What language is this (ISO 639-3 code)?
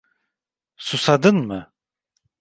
tur